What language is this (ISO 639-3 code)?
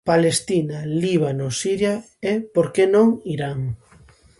glg